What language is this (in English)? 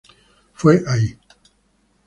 Spanish